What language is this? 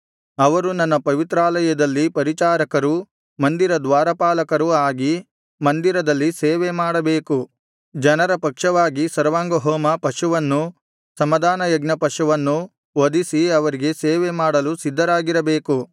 Kannada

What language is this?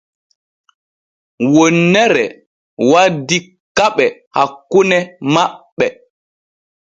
Borgu Fulfulde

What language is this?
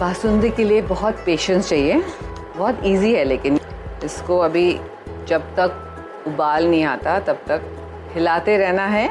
Hindi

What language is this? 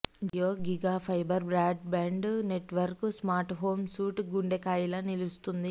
Telugu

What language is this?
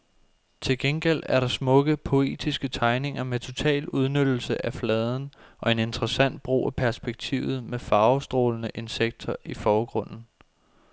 Danish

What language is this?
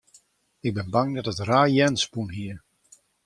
Western Frisian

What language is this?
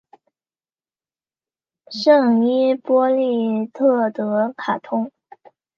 Chinese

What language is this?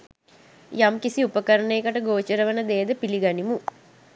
Sinhala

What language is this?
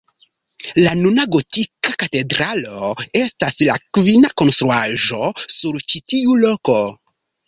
Esperanto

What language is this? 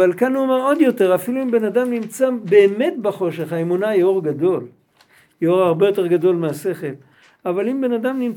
Hebrew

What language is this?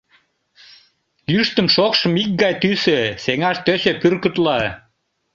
Mari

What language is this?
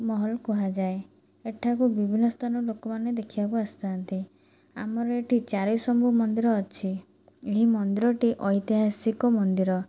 Odia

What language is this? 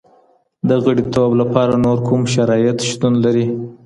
Pashto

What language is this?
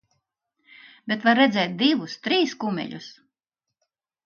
Latvian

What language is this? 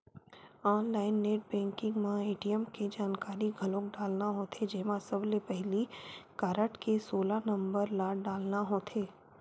Chhattisgarhi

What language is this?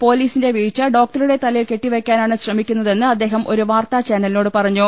Malayalam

